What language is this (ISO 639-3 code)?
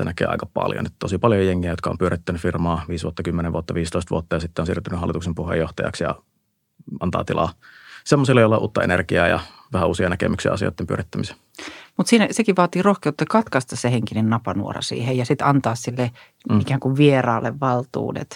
fin